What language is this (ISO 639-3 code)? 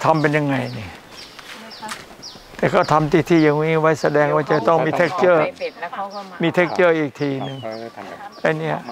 tha